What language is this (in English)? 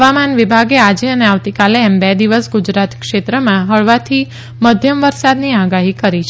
Gujarati